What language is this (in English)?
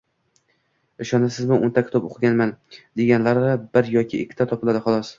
Uzbek